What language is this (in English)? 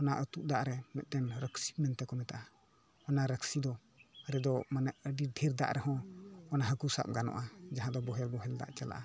Santali